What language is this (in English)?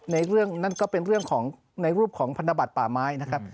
Thai